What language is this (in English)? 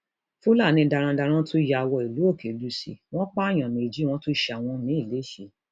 Yoruba